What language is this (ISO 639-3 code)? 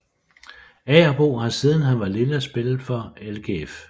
dan